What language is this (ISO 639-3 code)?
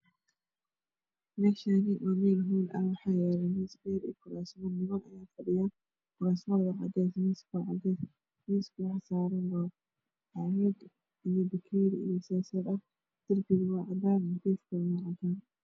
som